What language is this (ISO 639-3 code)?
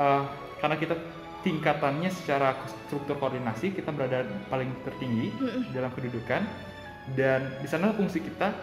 ind